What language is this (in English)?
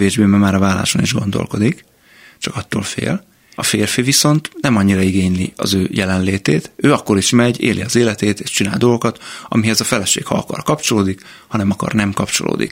Hungarian